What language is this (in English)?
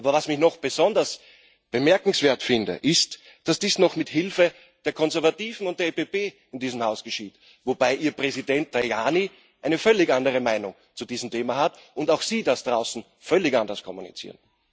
German